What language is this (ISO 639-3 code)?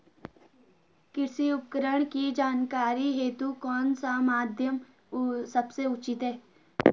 hin